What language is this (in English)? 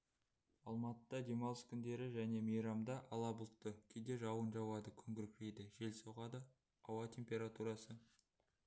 Kazakh